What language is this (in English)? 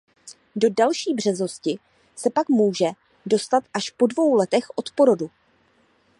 Czech